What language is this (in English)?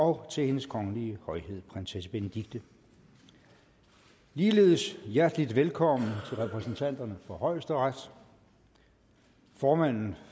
Danish